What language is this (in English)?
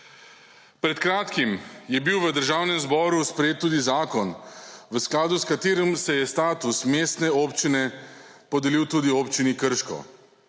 Slovenian